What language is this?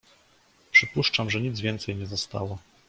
Polish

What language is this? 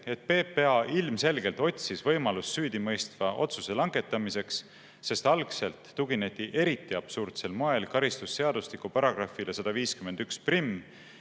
Estonian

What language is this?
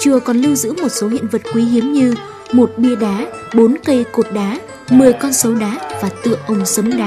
Vietnamese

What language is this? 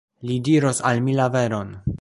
Esperanto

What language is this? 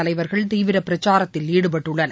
Tamil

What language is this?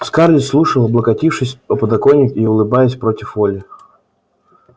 Russian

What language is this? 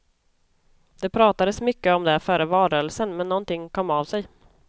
Swedish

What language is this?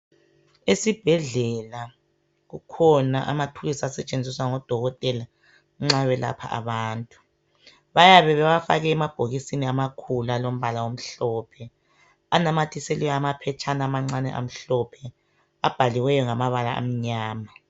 North Ndebele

